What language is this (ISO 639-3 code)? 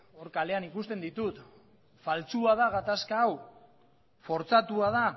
eus